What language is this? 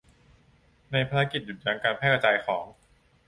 Thai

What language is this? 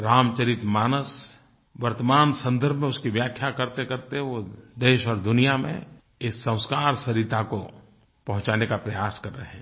Hindi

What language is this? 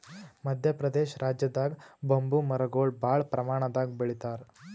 Kannada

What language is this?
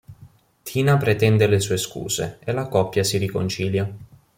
Italian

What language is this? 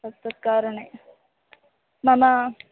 Sanskrit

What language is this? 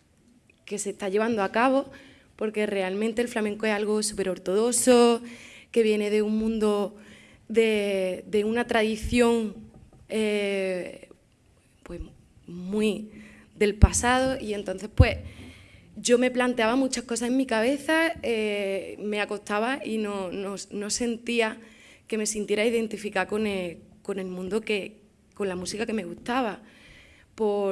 Spanish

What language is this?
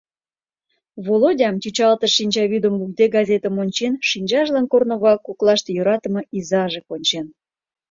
Mari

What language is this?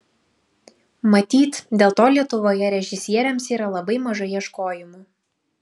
Lithuanian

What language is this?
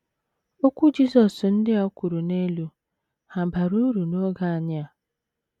Igbo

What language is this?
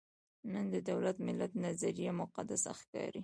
Pashto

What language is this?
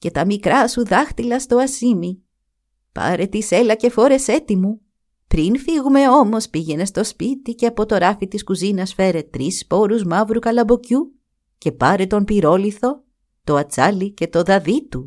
Greek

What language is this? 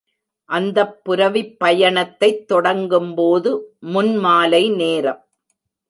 Tamil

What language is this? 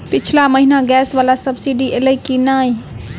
Maithili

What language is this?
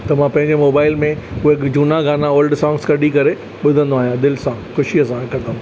Sindhi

